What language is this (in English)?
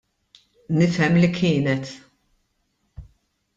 Maltese